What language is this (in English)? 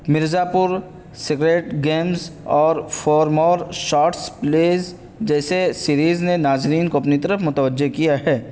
Urdu